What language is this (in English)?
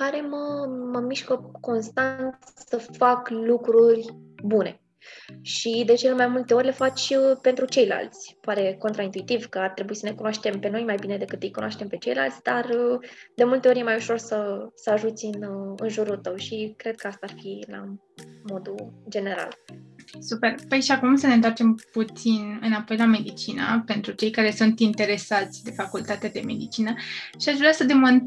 Romanian